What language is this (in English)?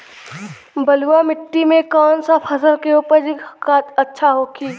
Bhojpuri